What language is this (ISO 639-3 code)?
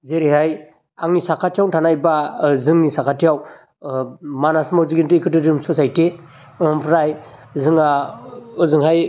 brx